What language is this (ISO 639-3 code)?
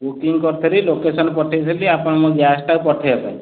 ori